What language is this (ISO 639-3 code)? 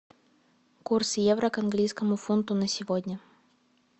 rus